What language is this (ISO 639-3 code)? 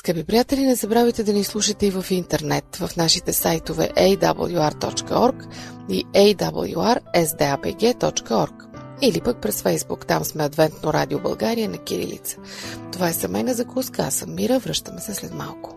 bul